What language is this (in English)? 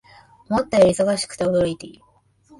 Japanese